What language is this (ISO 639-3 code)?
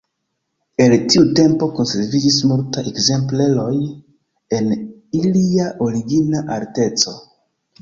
epo